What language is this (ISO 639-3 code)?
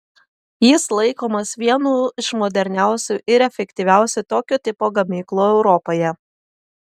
lit